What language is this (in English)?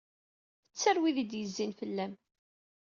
Kabyle